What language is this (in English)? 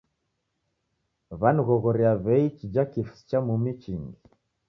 Taita